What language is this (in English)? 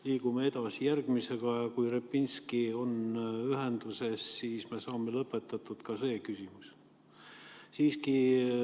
Estonian